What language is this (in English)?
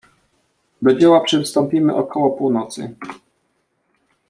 Polish